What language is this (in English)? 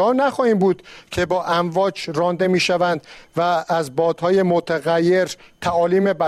Persian